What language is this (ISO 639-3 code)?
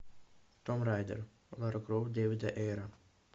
rus